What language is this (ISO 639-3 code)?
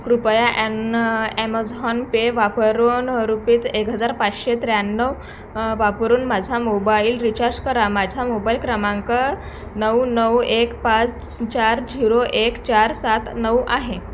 mar